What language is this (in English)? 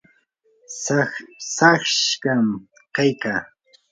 Yanahuanca Pasco Quechua